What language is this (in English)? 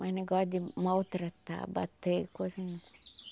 Portuguese